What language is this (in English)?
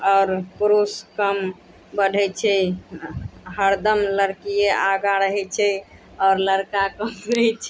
Maithili